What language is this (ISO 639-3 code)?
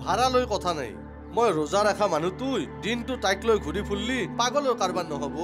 ind